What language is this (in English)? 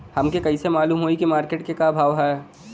Bhojpuri